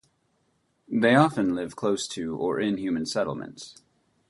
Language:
English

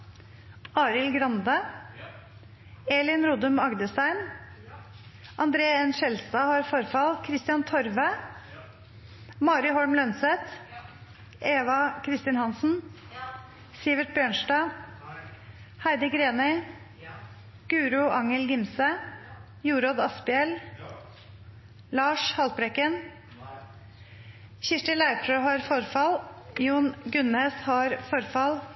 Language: Norwegian Nynorsk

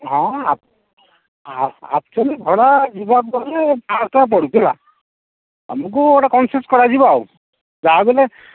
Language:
Odia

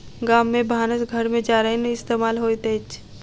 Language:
Maithili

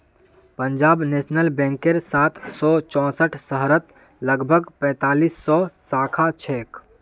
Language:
Magahi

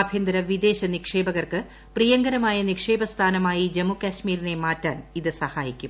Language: Malayalam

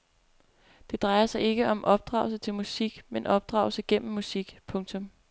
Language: Danish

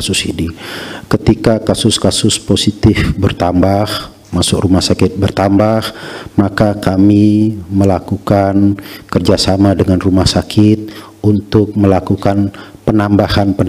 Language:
Indonesian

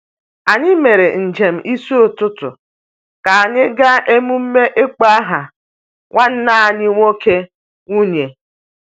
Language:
Igbo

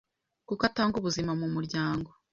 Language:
Kinyarwanda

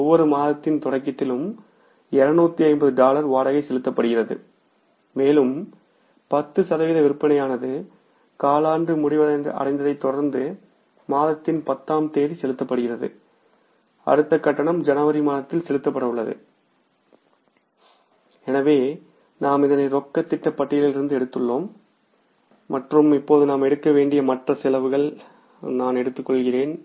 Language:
Tamil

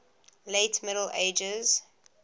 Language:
English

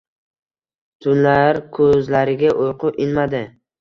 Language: Uzbek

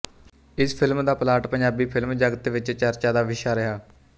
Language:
Punjabi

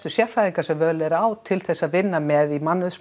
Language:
Icelandic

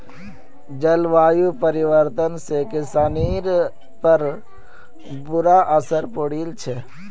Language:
Magahi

